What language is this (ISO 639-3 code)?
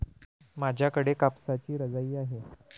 mar